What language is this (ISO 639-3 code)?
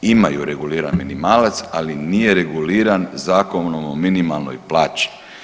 hrv